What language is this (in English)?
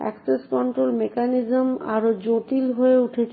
Bangla